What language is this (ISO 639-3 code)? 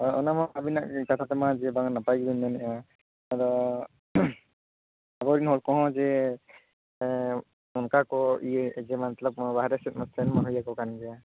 sat